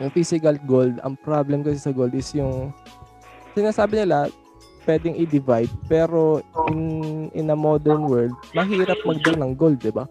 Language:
Filipino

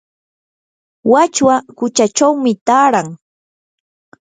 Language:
Yanahuanca Pasco Quechua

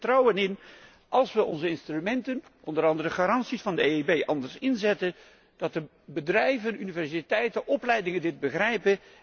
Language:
Dutch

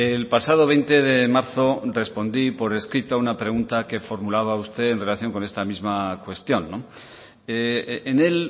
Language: Spanish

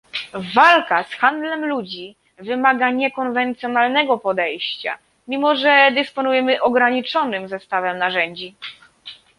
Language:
Polish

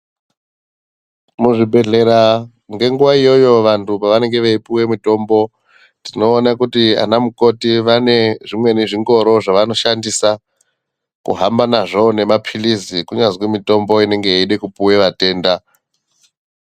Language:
Ndau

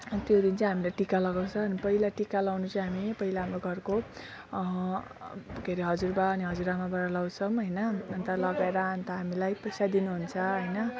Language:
Nepali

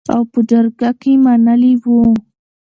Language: Pashto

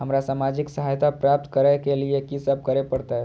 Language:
Maithili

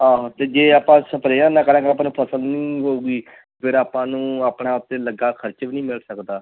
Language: Punjabi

